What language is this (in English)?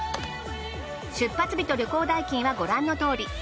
Japanese